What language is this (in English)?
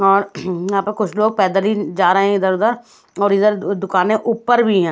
Hindi